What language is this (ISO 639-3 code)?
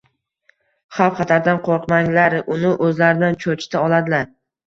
uzb